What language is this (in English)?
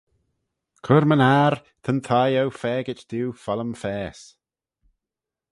Manx